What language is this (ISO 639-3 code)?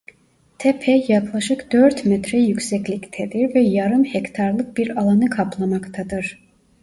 tur